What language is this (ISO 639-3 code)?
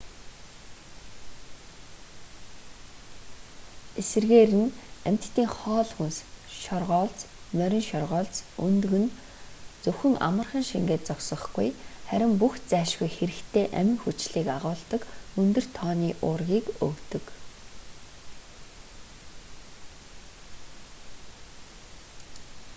mon